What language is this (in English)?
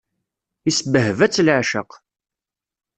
Kabyle